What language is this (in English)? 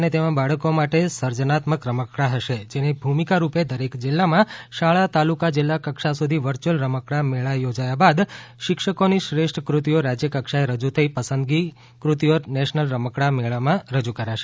Gujarati